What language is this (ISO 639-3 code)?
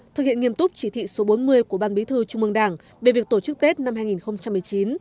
vie